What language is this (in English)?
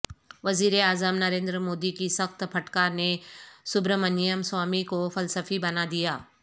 Urdu